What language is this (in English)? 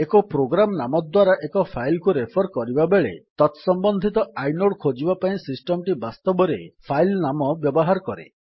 Odia